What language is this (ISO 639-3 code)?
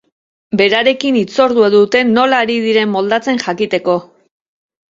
eus